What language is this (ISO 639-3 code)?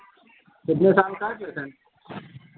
hin